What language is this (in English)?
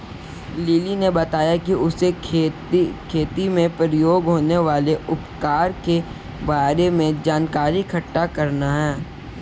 Hindi